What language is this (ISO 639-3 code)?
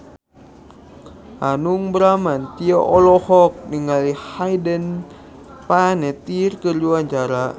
sun